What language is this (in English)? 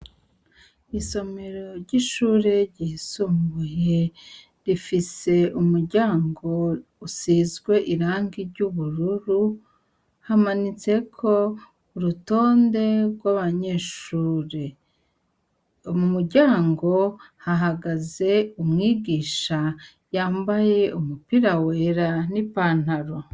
Rundi